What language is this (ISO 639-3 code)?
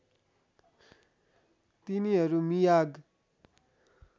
nep